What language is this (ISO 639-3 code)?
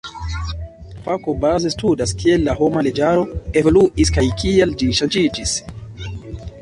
epo